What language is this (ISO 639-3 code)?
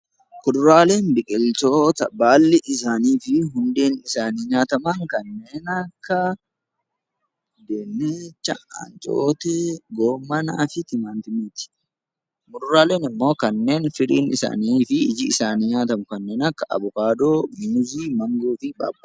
orm